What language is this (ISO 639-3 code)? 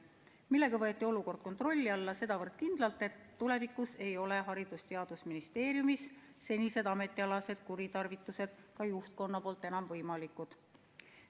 est